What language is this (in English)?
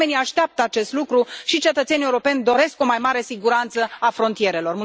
Romanian